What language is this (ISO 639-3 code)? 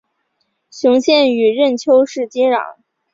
zho